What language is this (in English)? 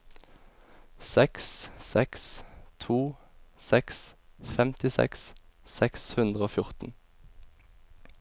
Norwegian